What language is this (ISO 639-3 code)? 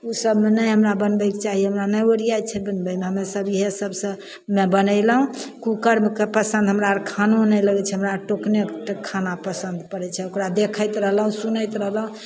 mai